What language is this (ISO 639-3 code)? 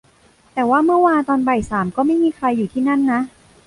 tha